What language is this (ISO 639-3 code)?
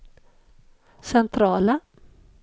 swe